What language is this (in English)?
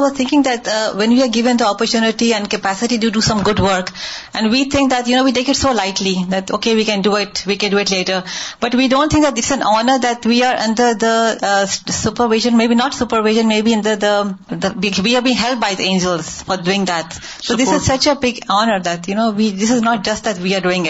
Urdu